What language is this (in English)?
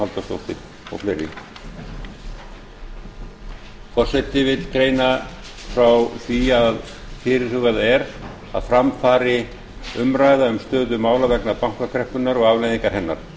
Icelandic